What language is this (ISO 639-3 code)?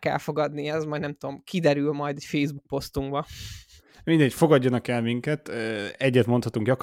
hun